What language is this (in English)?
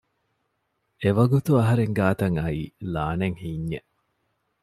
Divehi